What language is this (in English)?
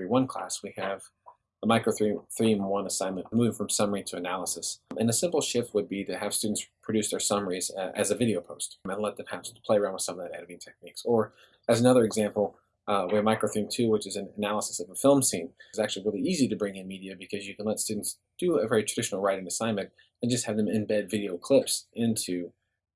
English